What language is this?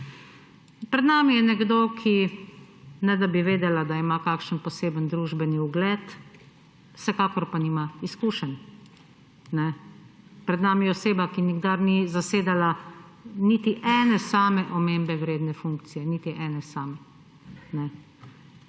Slovenian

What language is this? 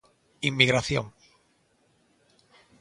Galician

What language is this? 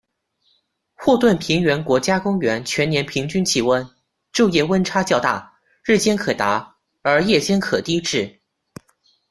Chinese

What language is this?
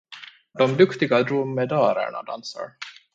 Swedish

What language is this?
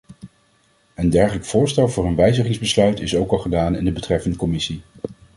Dutch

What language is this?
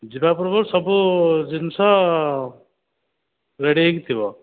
Odia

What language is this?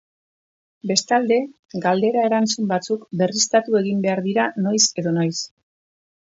Basque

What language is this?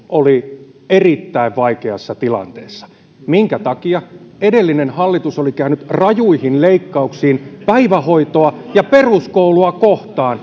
Finnish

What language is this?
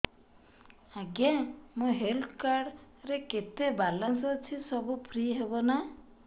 Odia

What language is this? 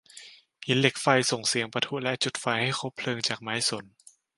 Thai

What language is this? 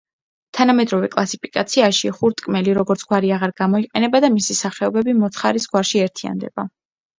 Georgian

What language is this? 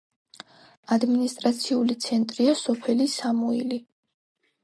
Georgian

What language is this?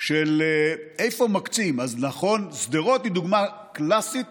Hebrew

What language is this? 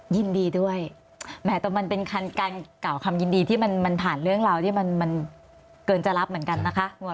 Thai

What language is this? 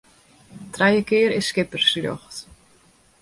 Western Frisian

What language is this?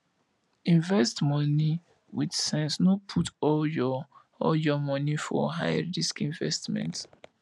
Nigerian Pidgin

